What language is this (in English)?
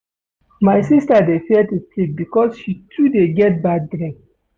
Nigerian Pidgin